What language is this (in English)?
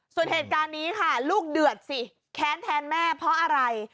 Thai